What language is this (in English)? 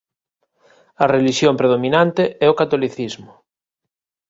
Galician